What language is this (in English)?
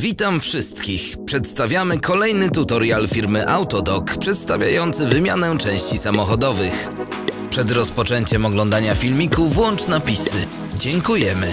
Polish